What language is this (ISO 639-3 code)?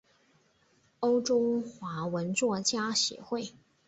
zho